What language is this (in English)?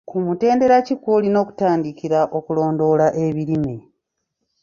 Ganda